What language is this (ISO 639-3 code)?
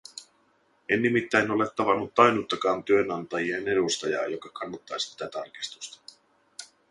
fin